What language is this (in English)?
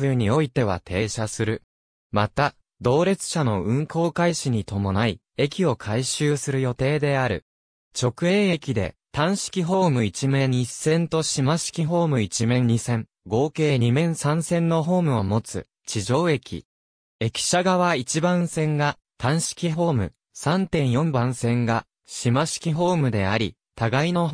Japanese